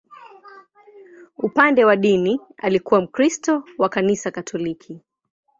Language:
Swahili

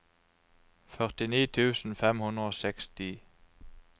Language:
Norwegian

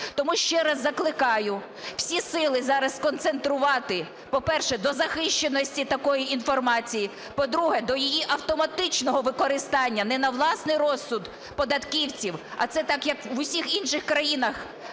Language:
Ukrainian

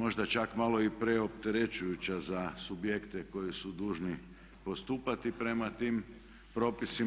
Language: Croatian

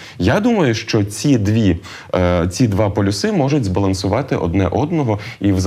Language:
Ukrainian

